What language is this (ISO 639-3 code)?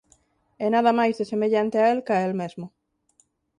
glg